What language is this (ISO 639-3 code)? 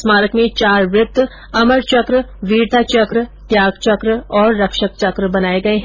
hin